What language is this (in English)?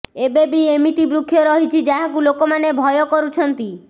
Odia